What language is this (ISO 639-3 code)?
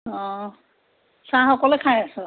asm